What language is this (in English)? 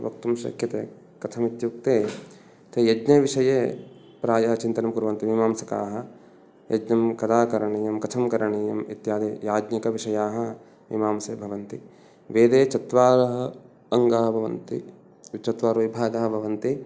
Sanskrit